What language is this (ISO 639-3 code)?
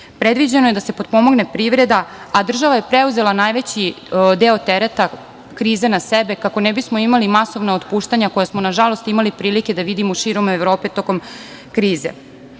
srp